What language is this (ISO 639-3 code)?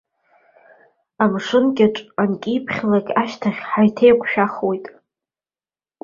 abk